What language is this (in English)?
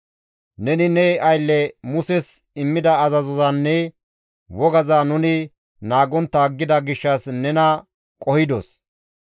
Gamo